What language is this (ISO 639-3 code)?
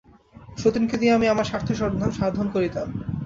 ben